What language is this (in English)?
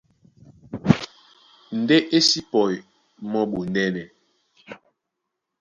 Duala